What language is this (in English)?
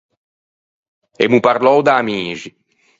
Ligurian